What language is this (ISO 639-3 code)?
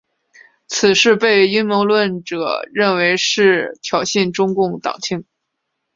zho